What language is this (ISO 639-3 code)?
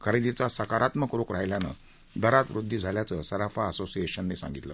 mar